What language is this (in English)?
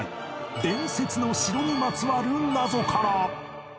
Japanese